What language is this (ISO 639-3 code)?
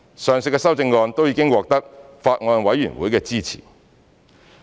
yue